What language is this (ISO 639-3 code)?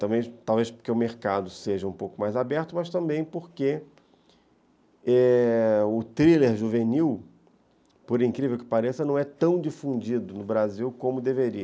por